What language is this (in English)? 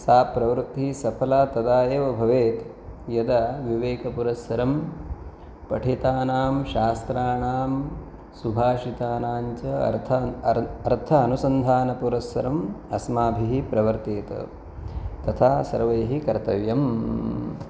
Sanskrit